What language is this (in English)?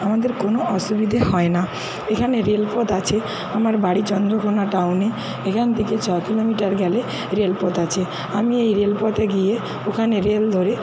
Bangla